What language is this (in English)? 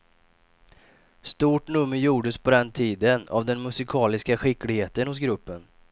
Swedish